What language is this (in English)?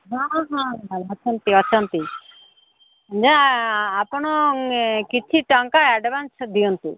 Odia